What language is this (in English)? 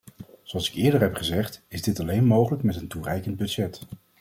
Dutch